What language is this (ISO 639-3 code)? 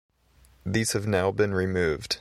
eng